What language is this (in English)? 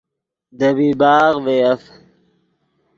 Yidgha